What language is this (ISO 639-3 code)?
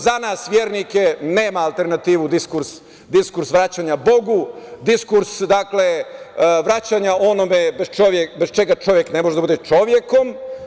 srp